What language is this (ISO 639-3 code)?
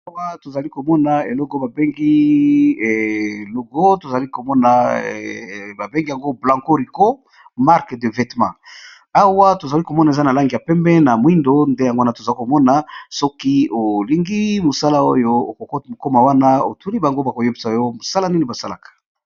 lin